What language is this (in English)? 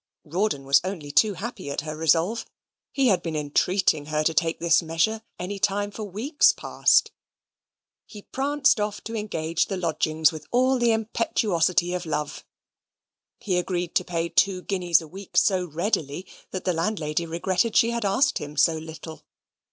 English